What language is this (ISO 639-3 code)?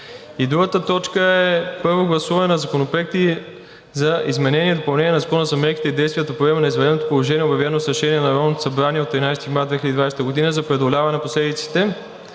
bul